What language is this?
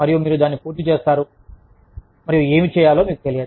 Telugu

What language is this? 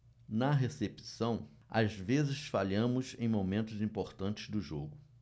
Portuguese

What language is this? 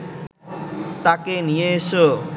Bangla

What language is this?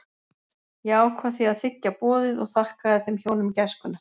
Icelandic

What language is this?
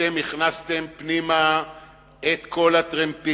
Hebrew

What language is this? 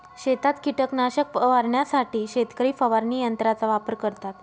Marathi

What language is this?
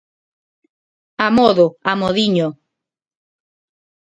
Galician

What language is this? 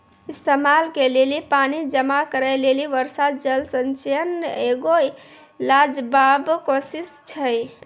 Maithili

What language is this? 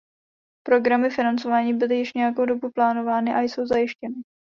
Czech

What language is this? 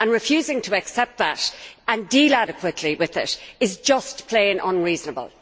English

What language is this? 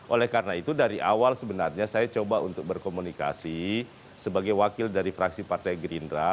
Indonesian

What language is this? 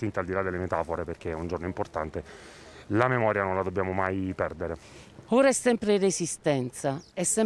Italian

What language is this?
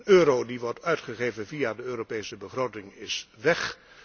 Dutch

